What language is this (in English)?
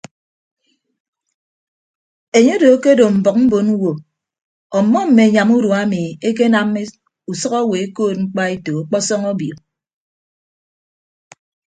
Ibibio